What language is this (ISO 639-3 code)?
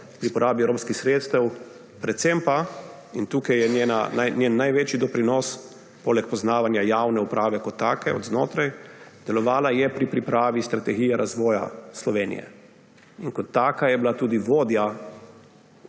slv